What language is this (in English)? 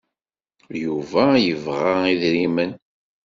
Kabyle